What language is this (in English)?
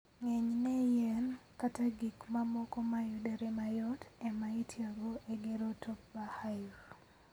Luo (Kenya and Tanzania)